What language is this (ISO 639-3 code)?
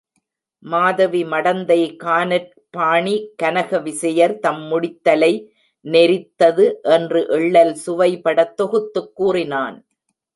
tam